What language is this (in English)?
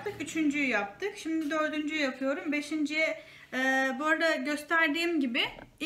Turkish